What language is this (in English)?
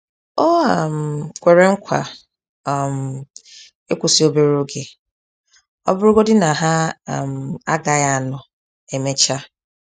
Igbo